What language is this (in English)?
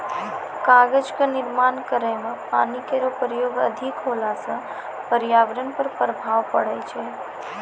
Maithili